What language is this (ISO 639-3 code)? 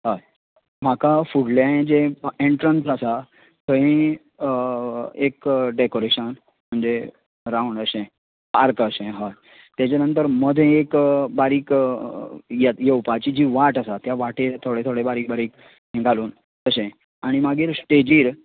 kok